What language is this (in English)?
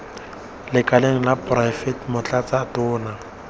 Tswana